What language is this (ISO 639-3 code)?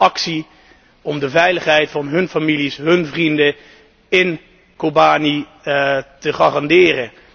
nld